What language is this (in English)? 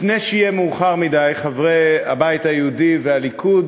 Hebrew